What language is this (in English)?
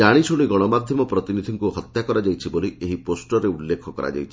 Odia